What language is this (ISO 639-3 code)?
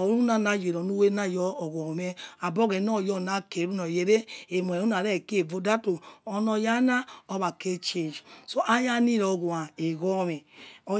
ets